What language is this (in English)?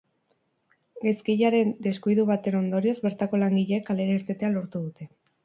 Basque